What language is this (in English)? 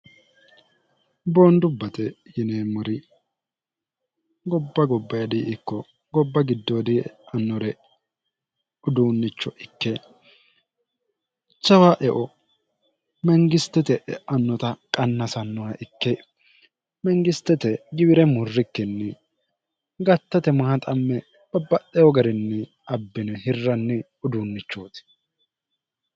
Sidamo